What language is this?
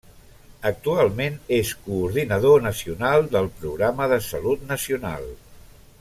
Catalan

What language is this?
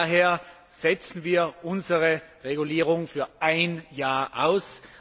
German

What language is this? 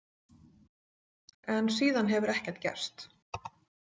Icelandic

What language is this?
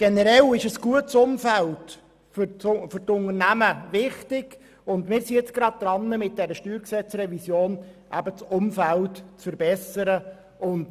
Swiss German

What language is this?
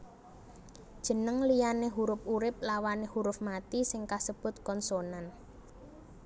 Javanese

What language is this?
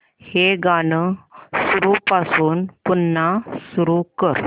Marathi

